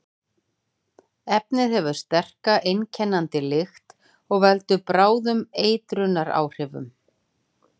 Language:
Icelandic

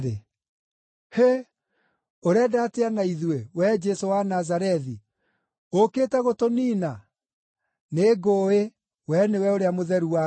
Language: Kikuyu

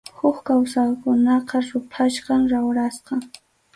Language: Arequipa-La Unión Quechua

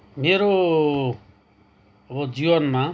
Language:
Nepali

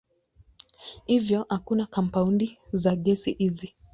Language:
Swahili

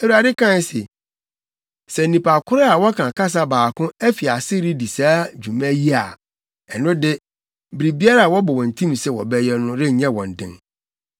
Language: Akan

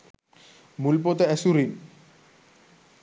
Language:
Sinhala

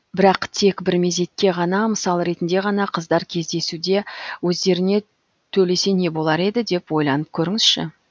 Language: Kazakh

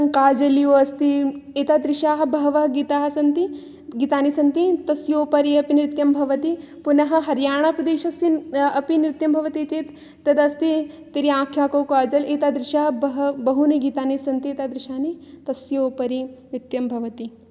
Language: Sanskrit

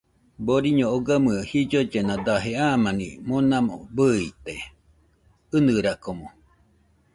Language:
Nüpode Huitoto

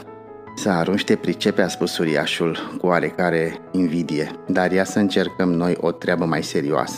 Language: Romanian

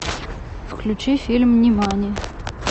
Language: Russian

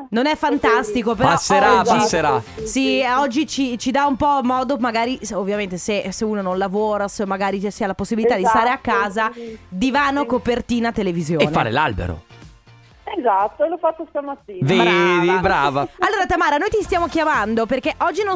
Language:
Italian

